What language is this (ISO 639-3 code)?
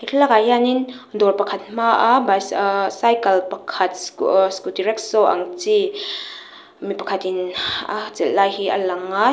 lus